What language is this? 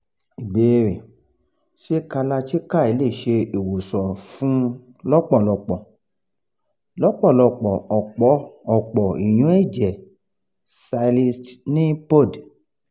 Yoruba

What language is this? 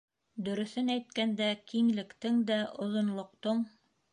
Bashkir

